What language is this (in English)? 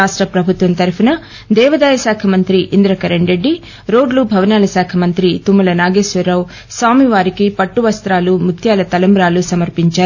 Telugu